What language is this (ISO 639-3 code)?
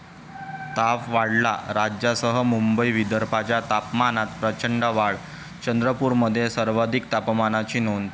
mar